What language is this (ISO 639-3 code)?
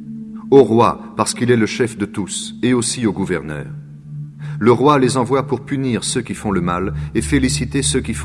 fra